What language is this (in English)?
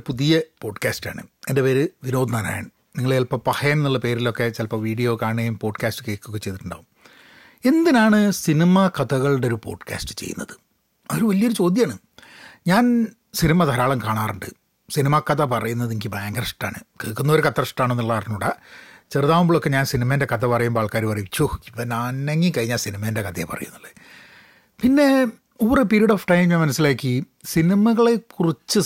Malayalam